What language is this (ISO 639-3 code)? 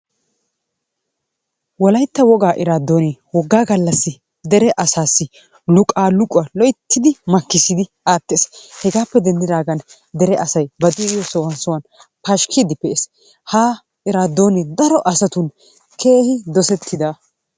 wal